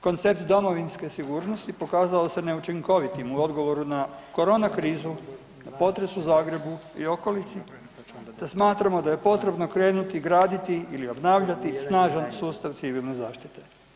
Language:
Croatian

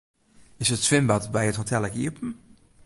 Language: Western Frisian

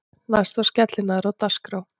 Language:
Icelandic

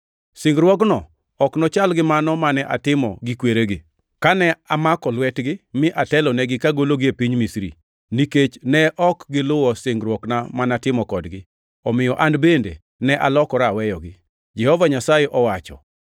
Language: Luo (Kenya and Tanzania)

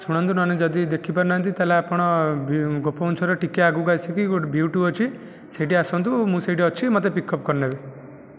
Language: Odia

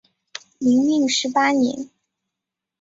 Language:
Chinese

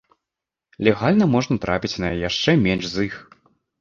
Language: Belarusian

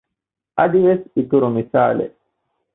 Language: Divehi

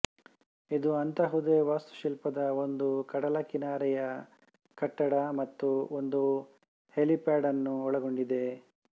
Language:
Kannada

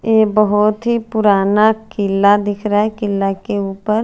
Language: Hindi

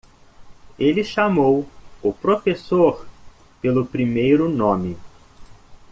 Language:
Portuguese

